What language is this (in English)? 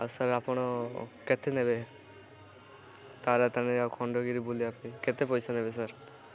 Odia